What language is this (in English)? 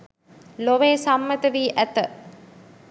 Sinhala